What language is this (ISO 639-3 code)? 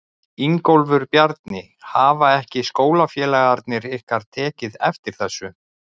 isl